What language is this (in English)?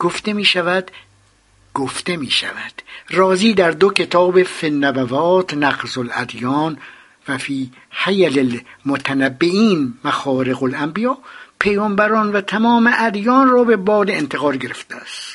Persian